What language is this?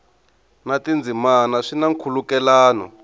Tsonga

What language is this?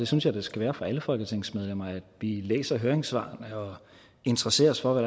Danish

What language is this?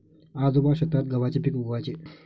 Marathi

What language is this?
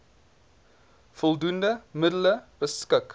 Afrikaans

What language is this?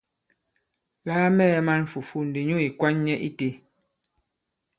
Bankon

